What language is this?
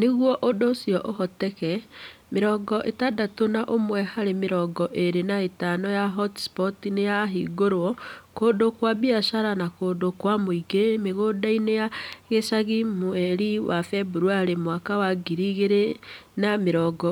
Kikuyu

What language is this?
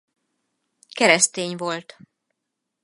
Hungarian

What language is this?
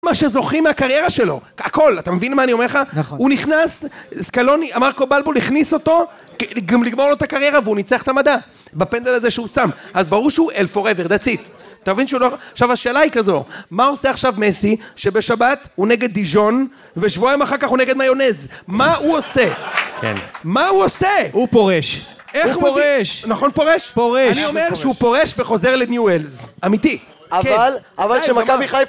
Hebrew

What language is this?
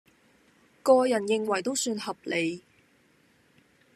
Cantonese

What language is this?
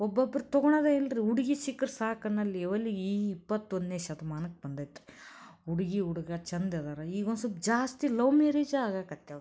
Kannada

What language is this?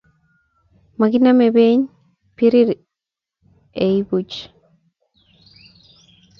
Kalenjin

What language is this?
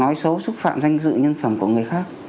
Vietnamese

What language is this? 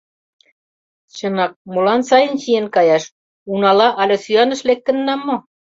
Mari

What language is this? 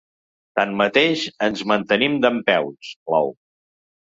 Catalan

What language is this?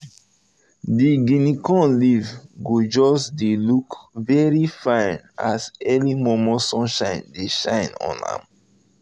Nigerian Pidgin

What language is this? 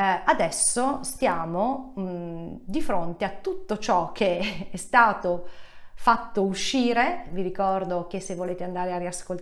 Italian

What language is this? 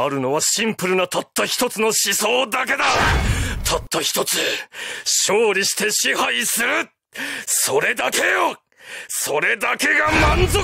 Japanese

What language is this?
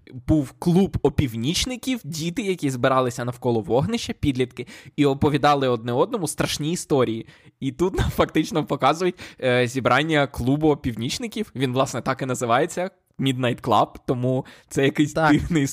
Ukrainian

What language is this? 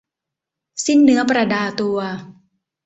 Thai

